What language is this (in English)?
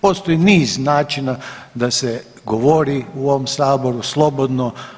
Croatian